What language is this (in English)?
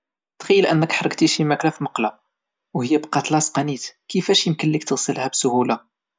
Moroccan Arabic